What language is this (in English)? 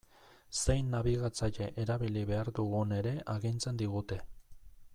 Basque